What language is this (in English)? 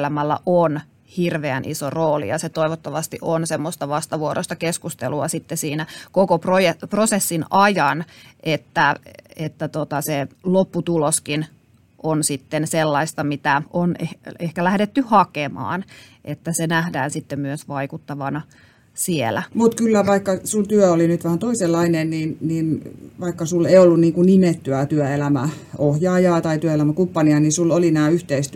Finnish